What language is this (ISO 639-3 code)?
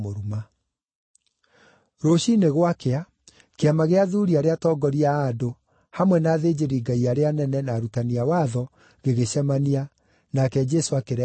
kik